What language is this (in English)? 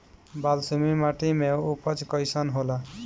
Bhojpuri